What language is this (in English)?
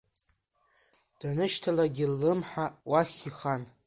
Abkhazian